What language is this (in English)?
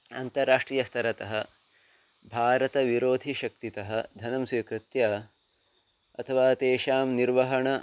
Sanskrit